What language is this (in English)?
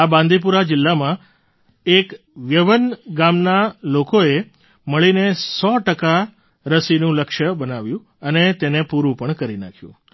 Gujarati